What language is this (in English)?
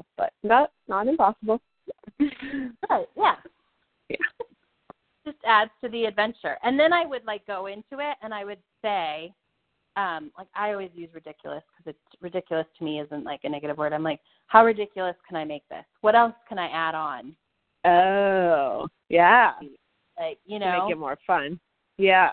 English